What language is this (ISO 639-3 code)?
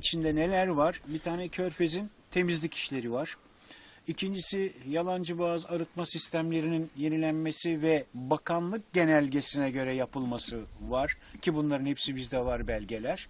tur